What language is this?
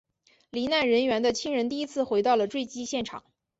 Chinese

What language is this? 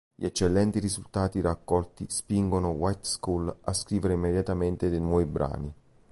Italian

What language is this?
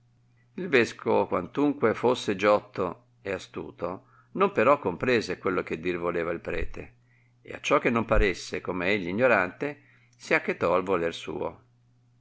Italian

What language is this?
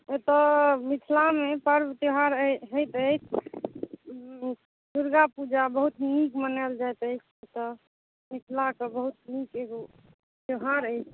Maithili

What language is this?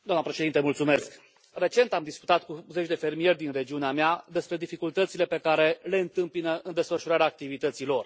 Romanian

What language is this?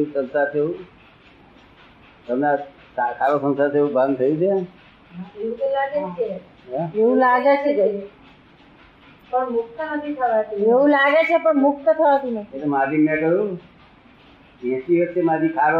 Gujarati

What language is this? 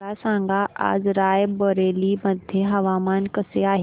Marathi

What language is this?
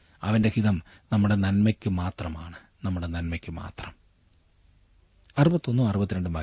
Malayalam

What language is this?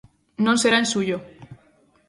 Galician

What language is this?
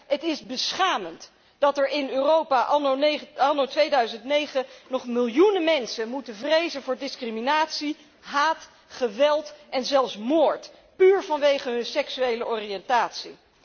Dutch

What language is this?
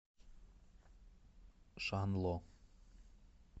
Russian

